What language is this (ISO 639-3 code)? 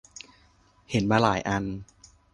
tha